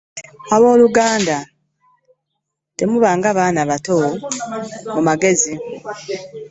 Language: Ganda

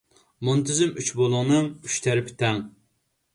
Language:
Uyghur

